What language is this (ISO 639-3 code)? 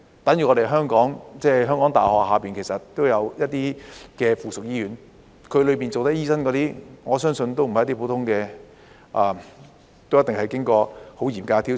yue